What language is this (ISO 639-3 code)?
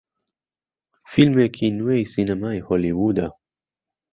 ckb